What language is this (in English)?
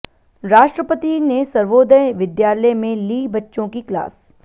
Hindi